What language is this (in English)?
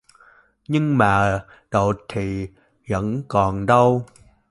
Vietnamese